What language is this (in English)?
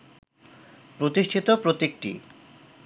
Bangla